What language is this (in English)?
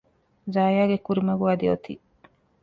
Divehi